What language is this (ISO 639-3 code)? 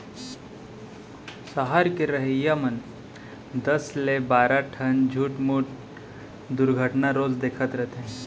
hne